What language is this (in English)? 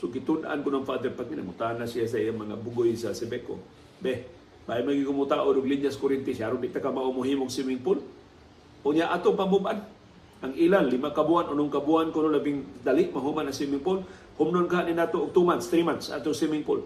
Filipino